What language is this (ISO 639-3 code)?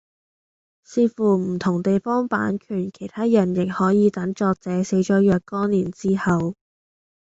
yue